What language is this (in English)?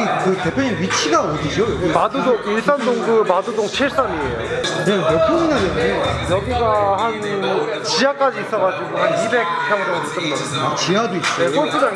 Korean